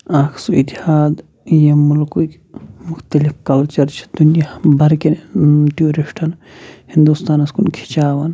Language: Kashmiri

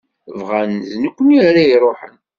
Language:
Kabyle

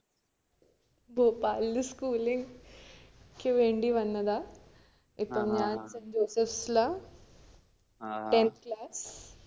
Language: Malayalam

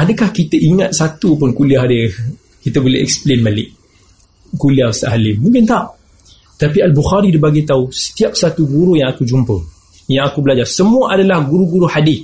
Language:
Malay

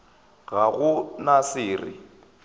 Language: Northern Sotho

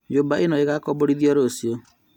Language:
Kikuyu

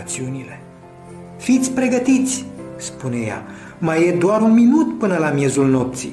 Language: Romanian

